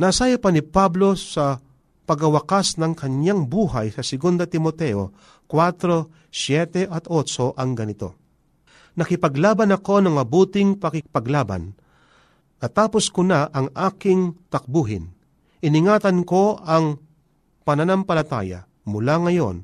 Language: Filipino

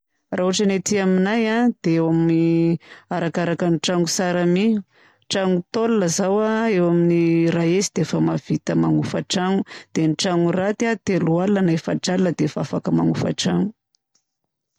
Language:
Southern Betsimisaraka Malagasy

